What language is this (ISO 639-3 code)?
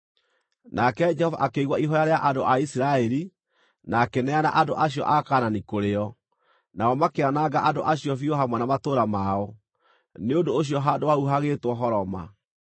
kik